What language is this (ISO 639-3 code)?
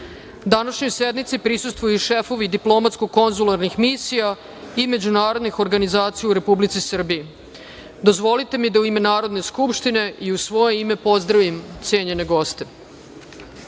srp